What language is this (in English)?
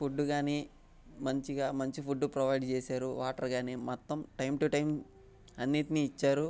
Telugu